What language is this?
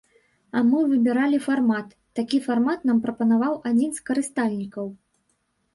Belarusian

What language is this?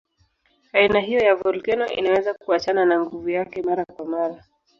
Swahili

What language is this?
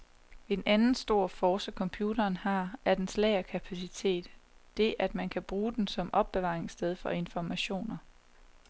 Danish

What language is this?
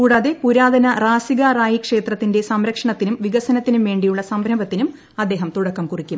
Malayalam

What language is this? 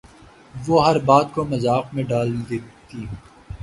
Urdu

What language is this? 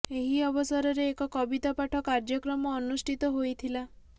Odia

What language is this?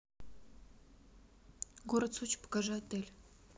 Russian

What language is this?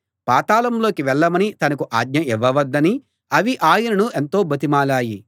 Telugu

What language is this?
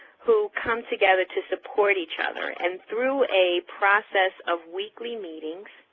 English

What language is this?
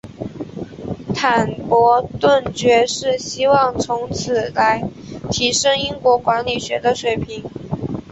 Chinese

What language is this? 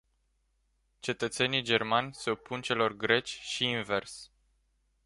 Romanian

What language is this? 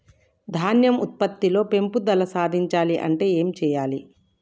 Telugu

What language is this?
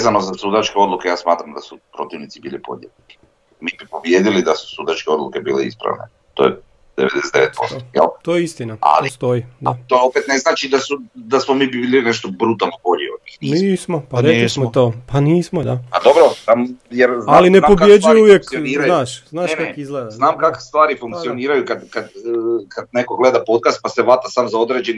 Croatian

